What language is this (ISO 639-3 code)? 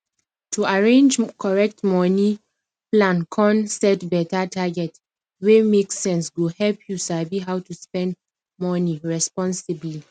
pcm